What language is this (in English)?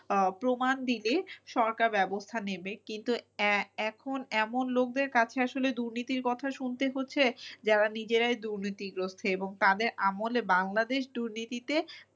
Bangla